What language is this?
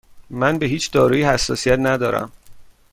Persian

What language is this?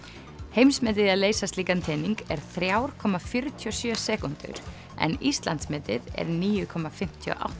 Icelandic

